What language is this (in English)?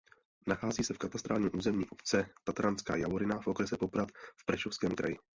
Czech